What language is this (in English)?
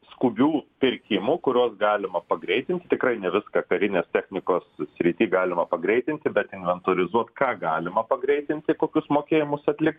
Lithuanian